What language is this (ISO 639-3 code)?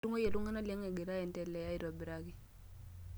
mas